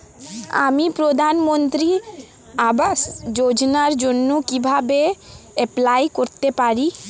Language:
Bangla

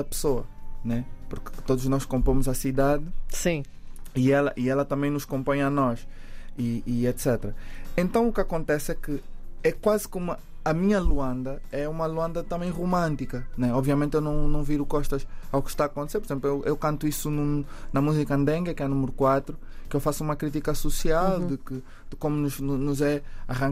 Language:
Portuguese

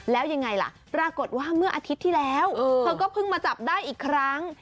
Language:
Thai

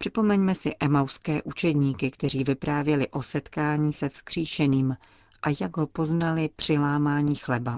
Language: Czech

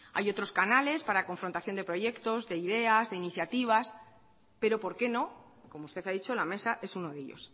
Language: Spanish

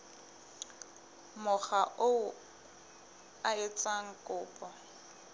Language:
Southern Sotho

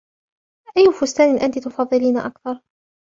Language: Arabic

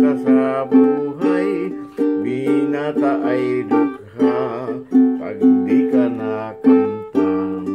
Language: Filipino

